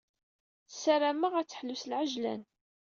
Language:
Kabyle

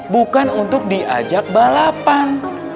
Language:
Indonesian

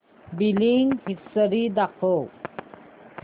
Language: Marathi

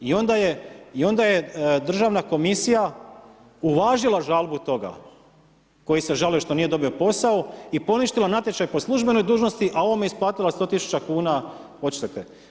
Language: Croatian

